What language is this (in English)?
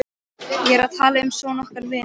Icelandic